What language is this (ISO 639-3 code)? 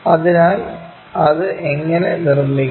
mal